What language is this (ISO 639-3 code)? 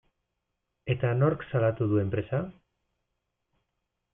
eus